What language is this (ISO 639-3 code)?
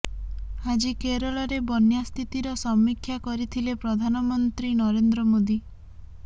ori